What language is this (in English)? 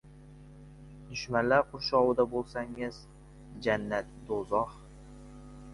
Uzbek